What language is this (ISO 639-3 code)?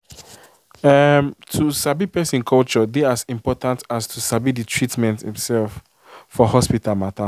pcm